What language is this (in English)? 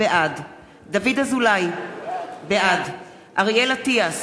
Hebrew